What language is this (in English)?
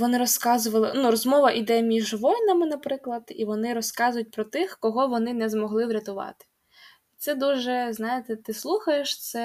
Ukrainian